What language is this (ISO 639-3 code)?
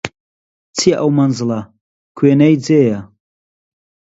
ckb